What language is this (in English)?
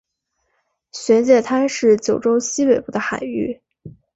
Chinese